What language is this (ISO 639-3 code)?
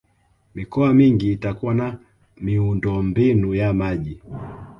swa